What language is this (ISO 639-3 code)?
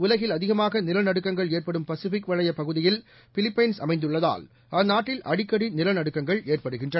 tam